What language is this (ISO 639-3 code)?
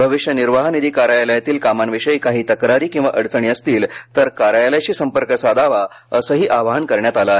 mar